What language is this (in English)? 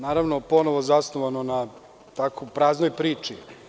Serbian